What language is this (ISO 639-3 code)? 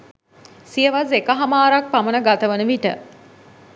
sin